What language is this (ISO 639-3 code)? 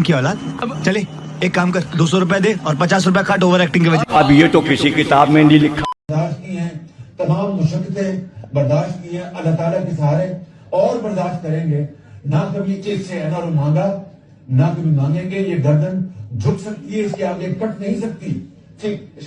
hin